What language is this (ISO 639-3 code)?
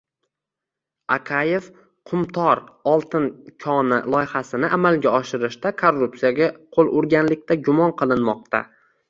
uzb